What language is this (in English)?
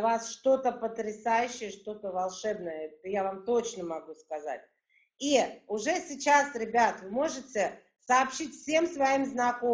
Russian